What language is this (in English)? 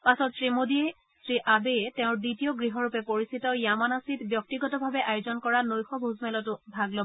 Assamese